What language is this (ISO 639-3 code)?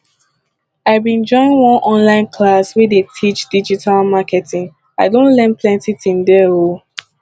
pcm